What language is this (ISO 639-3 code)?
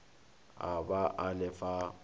nso